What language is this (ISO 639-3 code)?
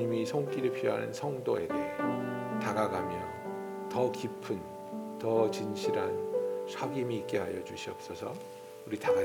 kor